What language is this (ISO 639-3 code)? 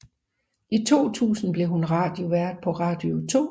dan